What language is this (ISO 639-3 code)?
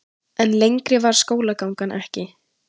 isl